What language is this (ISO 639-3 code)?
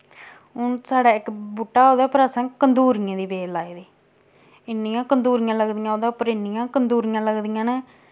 doi